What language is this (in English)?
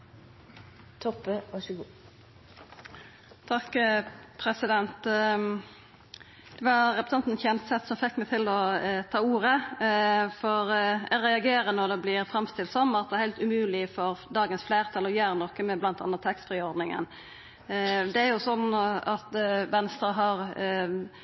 Norwegian Nynorsk